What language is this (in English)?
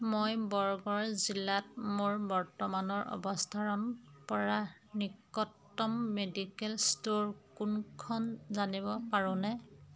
Assamese